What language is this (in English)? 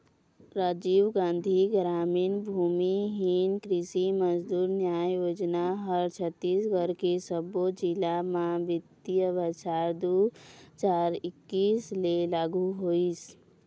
Chhattisgarhi